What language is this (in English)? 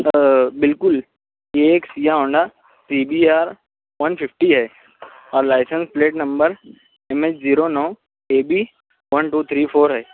Urdu